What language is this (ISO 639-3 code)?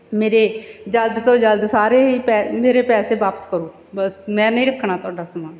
pan